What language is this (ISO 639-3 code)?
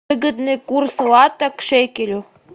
rus